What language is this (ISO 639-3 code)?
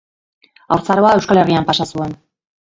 eus